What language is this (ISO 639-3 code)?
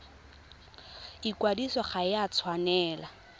tsn